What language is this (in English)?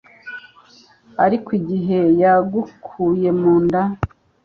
Kinyarwanda